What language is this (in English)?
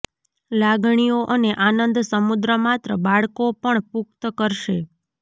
Gujarati